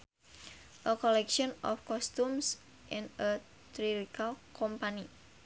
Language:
Sundanese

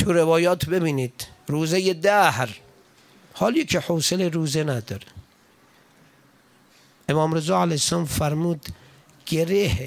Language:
Persian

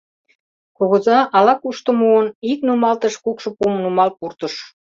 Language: Mari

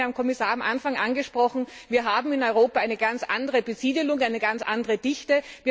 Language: German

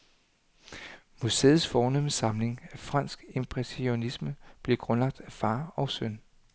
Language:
Danish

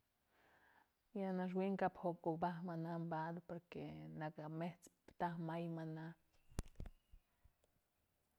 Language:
Mazatlán Mixe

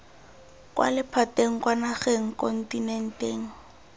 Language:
Tswana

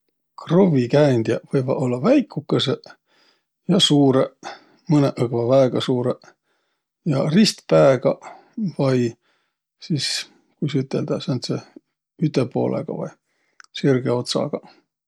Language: Võro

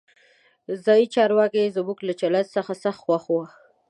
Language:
Pashto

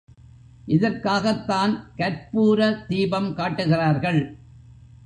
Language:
Tamil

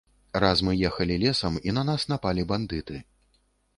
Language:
Belarusian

